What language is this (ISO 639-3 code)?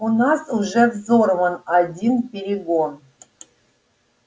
rus